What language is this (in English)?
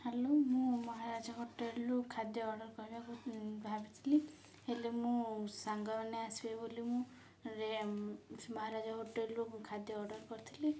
Odia